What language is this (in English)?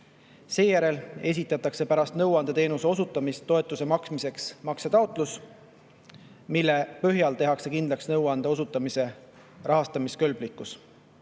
Estonian